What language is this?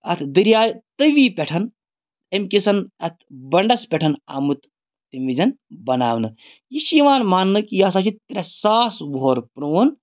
Kashmiri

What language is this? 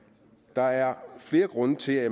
Danish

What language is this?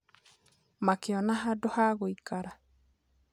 Kikuyu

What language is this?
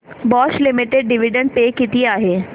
Marathi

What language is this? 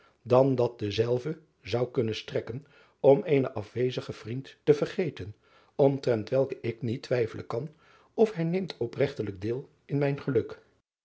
Dutch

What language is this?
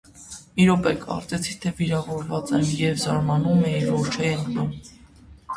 Armenian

